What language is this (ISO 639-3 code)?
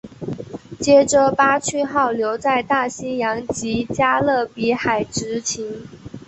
zho